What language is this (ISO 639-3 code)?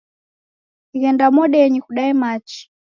dav